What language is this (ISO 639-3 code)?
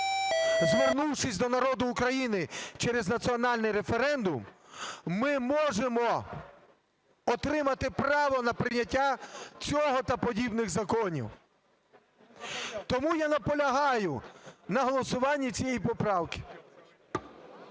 ukr